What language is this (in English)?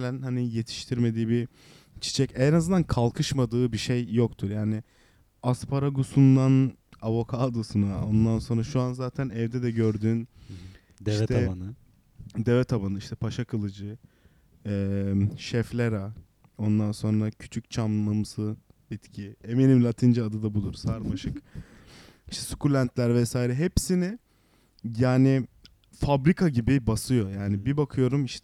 Turkish